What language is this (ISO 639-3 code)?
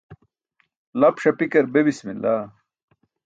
bsk